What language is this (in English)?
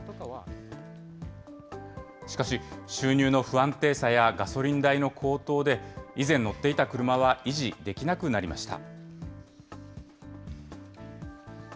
Japanese